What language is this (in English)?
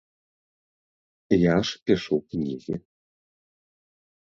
Belarusian